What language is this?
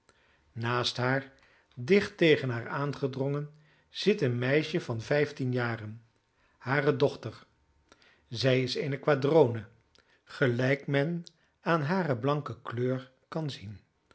Dutch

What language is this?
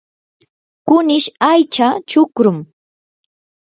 Yanahuanca Pasco Quechua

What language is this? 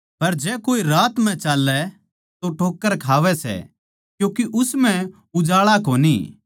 Haryanvi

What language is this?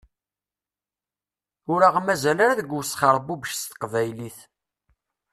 Kabyle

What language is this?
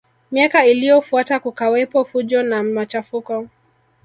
Swahili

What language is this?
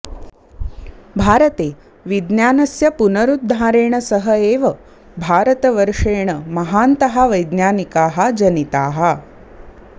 Sanskrit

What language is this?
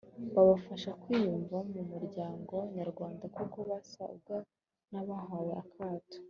Kinyarwanda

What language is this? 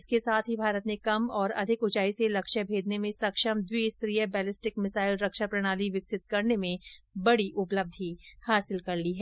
Hindi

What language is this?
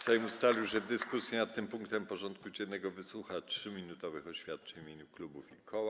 Polish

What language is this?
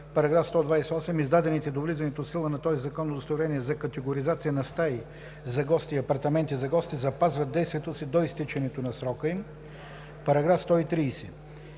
Bulgarian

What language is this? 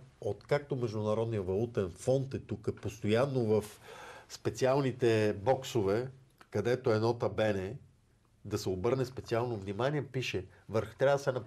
Bulgarian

